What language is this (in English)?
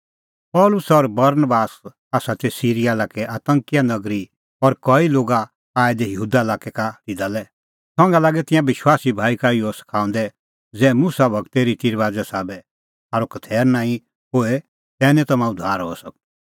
Kullu Pahari